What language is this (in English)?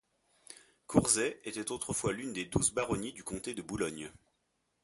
French